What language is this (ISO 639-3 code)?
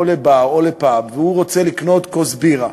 heb